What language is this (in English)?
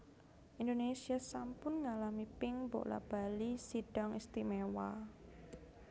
Javanese